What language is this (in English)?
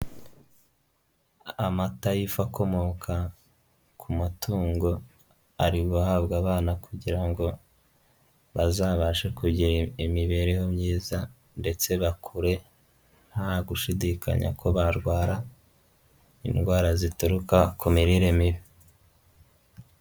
Kinyarwanda